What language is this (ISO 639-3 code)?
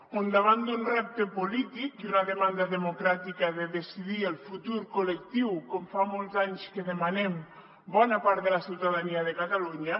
cat